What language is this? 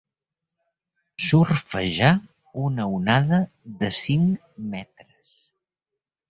Catalan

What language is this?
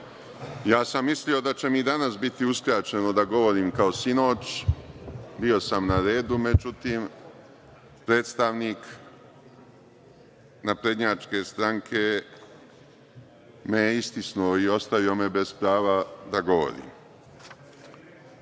Serbian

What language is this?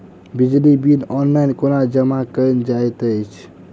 Maithili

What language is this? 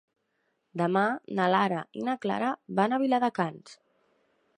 Catalan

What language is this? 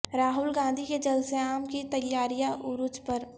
Urdu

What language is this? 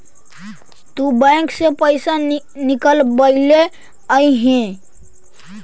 Magahi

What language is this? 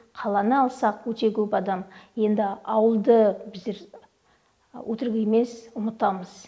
Kazakh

